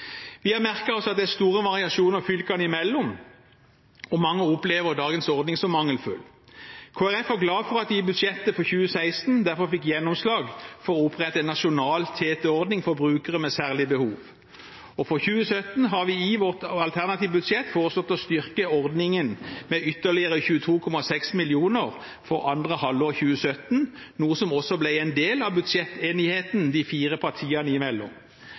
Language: Norwegian Bokmål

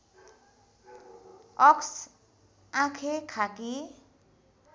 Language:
Nepali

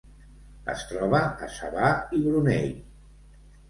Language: Catalan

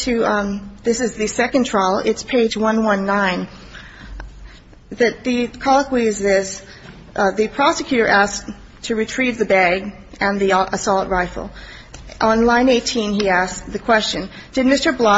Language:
English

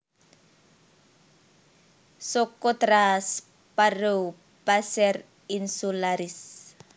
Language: Javanese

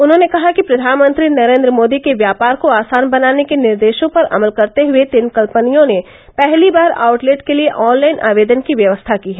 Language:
Hindi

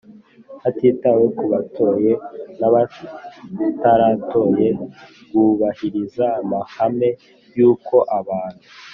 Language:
Kinyarwanda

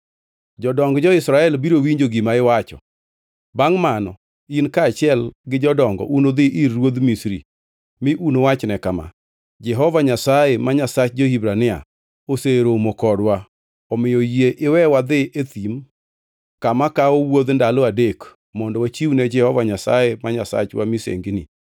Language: Luo (Kenya and Tanzania)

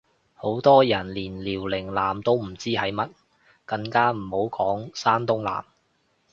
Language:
Cantonese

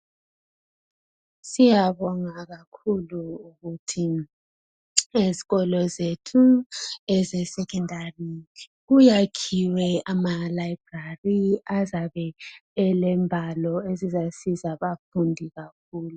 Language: North Ndebele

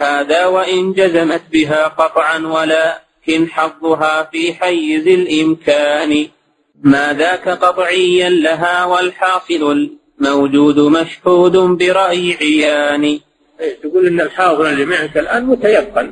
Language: Arabic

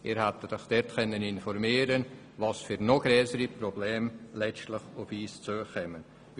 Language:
Swiss German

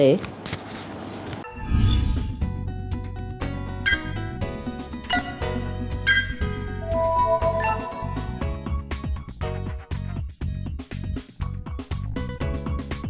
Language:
Vietnamese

